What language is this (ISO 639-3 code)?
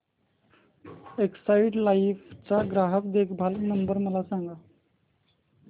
mar